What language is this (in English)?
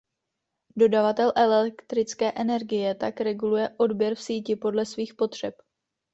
Czech